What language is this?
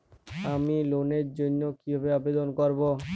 Bangla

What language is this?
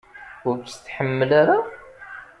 Kabyle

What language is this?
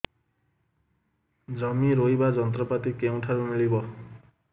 Odia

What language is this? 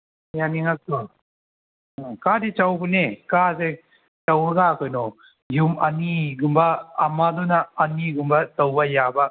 Manipuri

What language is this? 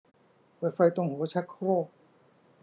Thai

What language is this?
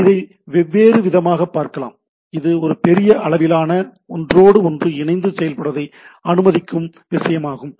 Tamil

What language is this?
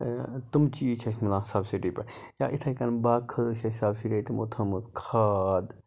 Kashmiri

